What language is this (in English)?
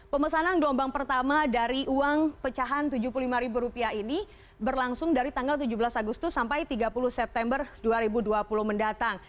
Indonesian